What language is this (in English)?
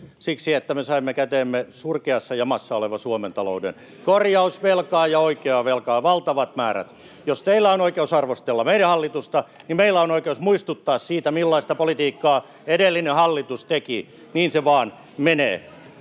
Finnish